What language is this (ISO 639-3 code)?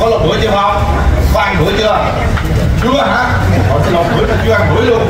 vie